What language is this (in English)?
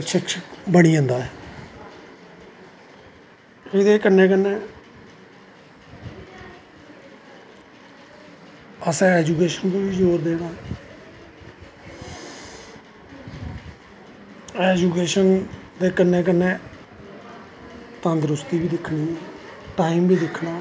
Dogri